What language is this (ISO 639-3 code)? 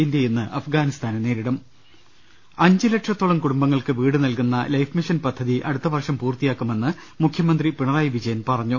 mal